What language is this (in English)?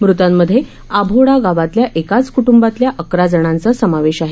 Marathi